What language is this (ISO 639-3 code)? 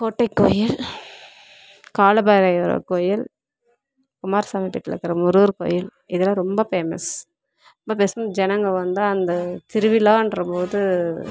tam